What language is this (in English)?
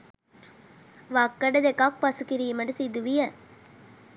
Sinhala